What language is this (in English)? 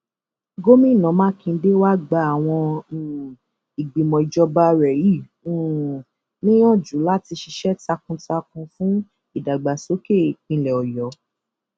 Yoruba